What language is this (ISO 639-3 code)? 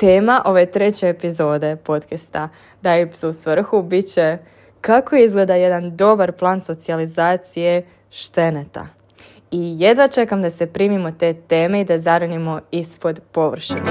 hrv